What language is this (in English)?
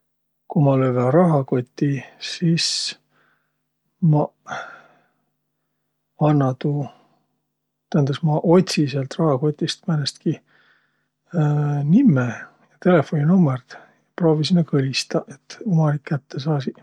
Võro